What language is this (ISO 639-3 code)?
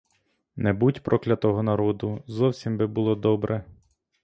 ukr